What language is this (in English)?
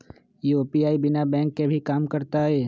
Magahi